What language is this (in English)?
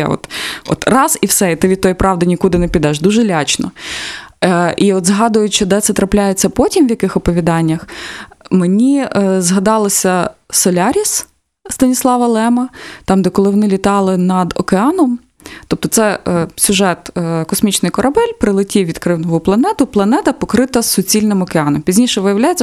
Ukrainian